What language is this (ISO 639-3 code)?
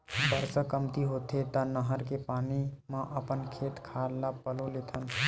hne